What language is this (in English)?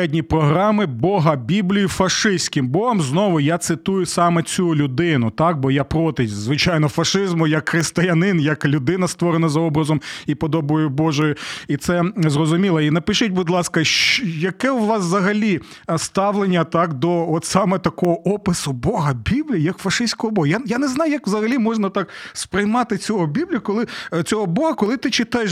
Ukrainian